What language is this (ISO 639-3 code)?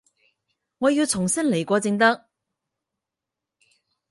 yue